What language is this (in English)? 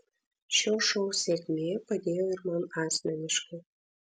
Lithuanian